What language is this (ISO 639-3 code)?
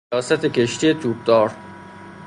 fas